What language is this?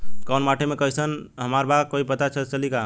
Bhojpuri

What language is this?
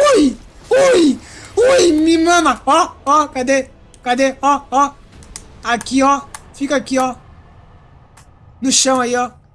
Portuguese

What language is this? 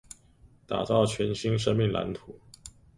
Chinese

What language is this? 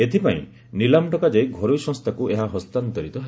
Odia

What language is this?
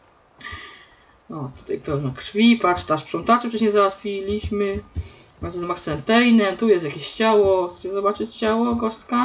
Polish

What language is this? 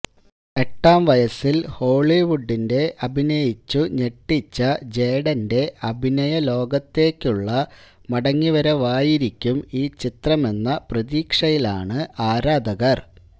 Malayalam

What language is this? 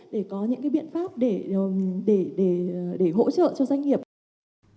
Vietnamese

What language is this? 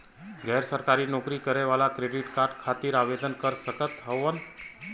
Bhojpuri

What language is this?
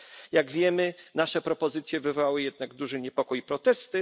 Polish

